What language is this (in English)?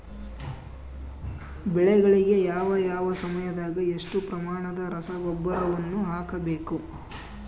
Kannada